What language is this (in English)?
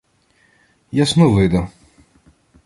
Ukrainian